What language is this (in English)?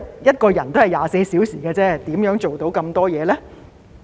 Cantonese